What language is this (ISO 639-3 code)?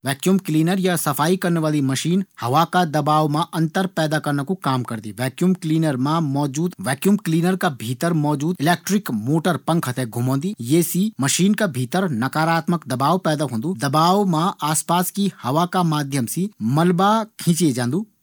gbm